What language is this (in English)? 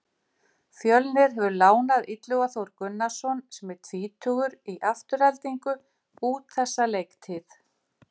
Icelandic